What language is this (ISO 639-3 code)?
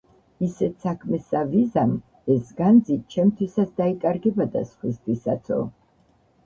kat